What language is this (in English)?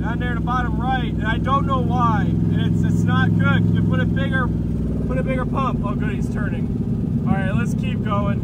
English